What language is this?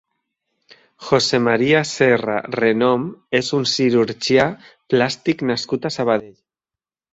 Catalan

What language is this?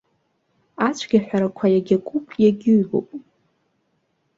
Abkhazian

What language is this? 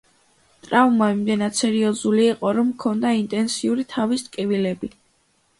Georgian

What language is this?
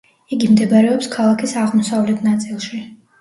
Georgian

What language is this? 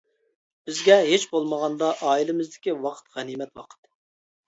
Uyghur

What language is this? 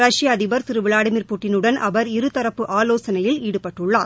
Tamil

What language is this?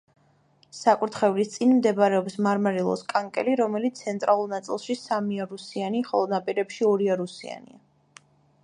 Georgian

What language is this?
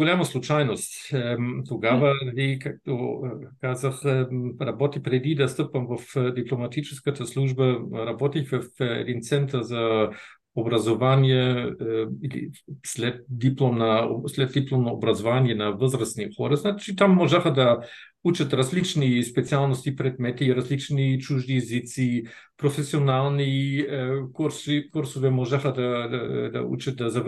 Bulgarian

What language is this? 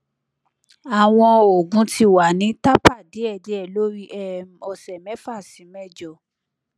Yoruba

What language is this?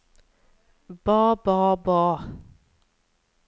Norwegian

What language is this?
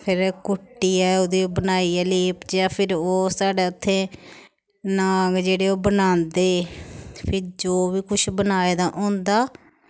Dogri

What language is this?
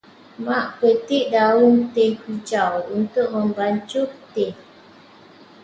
Malay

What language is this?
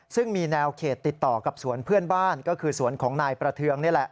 Thai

